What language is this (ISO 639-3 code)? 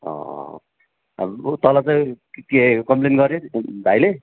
nep